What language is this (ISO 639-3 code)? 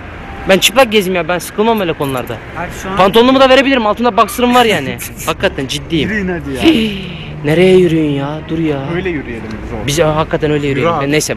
tur